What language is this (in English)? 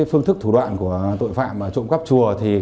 Vietnamese